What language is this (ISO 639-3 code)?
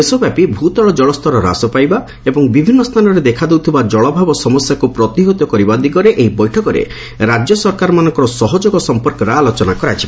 ori